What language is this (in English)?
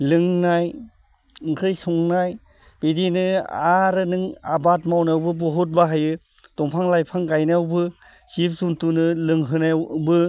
Bodo